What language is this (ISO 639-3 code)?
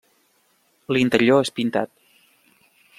cat